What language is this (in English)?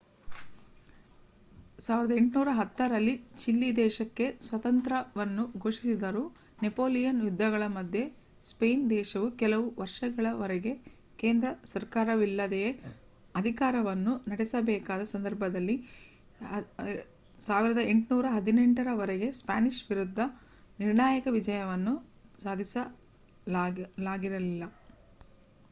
Kannada